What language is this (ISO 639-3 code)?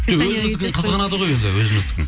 kaz